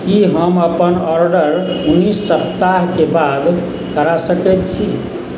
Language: Maithili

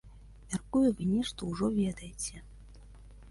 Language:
Belarusian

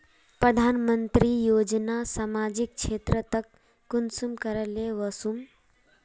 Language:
Magahi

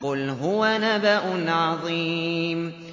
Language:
Arabic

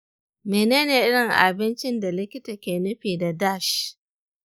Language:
Hausa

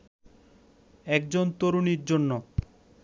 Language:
Bangla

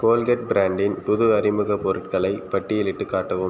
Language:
Tamil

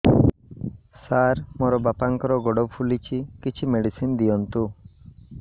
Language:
Odia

